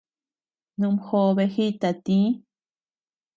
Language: Tepeuxila Cuicatec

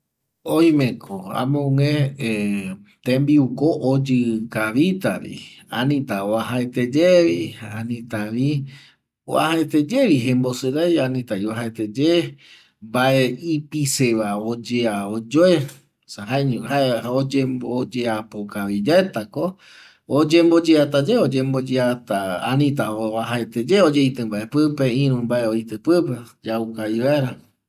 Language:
Eastern Bolivian Guaraní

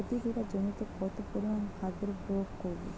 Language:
Bangla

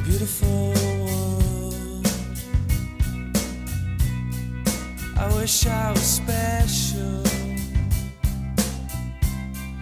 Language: Greek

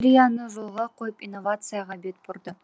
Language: Kazakh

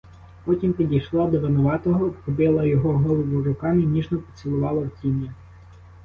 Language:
Ukrainian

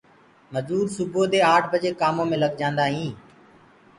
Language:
Gurgula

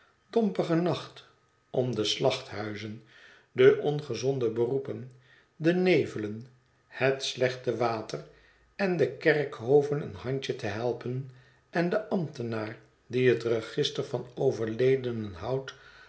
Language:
Dutch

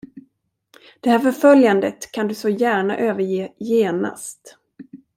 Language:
Swedish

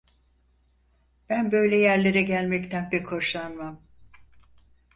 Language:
Turkish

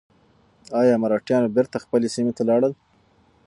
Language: Pashto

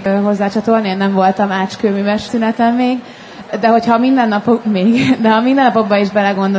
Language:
Hungarian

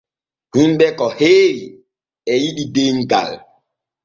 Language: Borgu Fulfulde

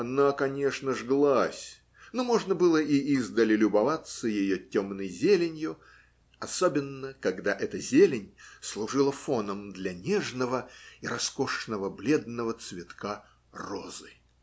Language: Russian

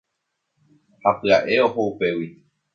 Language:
Guarani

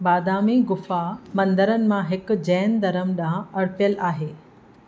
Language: Sindhi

